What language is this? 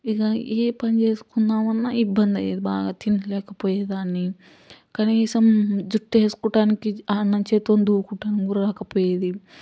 Telugu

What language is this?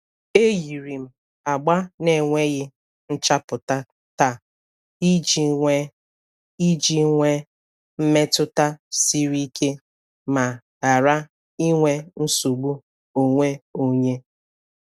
Igbo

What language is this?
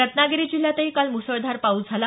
Marathi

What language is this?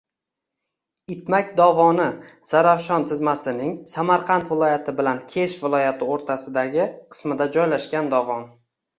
Uzbek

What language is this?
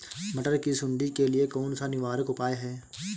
Hindi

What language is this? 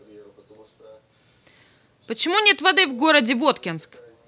Russian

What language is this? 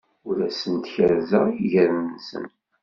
Kabyle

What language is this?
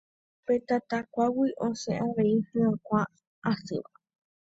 Guarani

